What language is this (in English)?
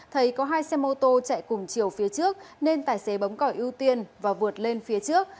Vietnamese